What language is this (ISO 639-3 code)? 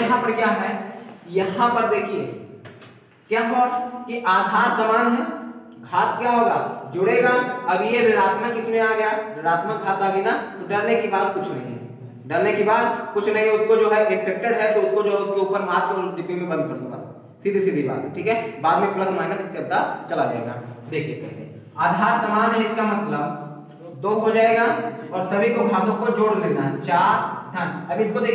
hin